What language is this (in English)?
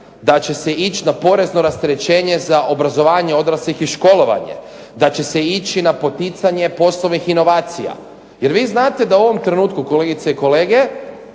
Croatian